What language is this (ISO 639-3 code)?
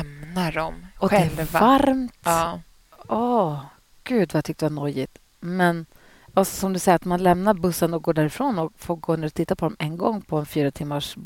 swe